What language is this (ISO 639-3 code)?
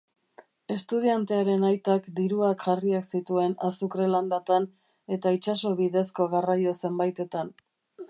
eus